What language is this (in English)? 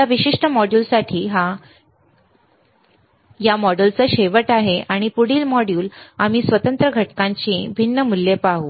Marathi